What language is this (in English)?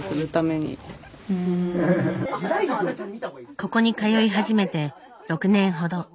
Japanese